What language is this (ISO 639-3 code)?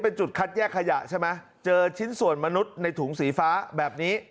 tha